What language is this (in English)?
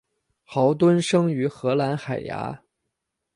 Chinese